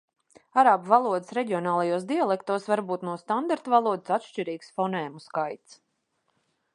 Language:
Latvian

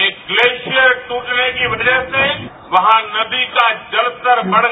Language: Hindi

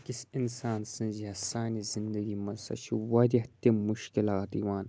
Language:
Kashmiri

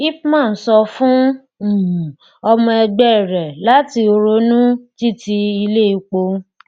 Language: Yoruba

